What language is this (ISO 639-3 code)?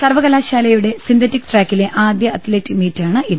mal